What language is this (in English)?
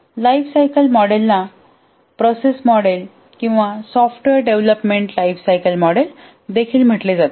Marathi